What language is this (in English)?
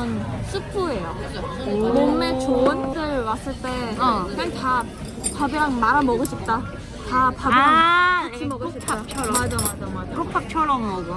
Korean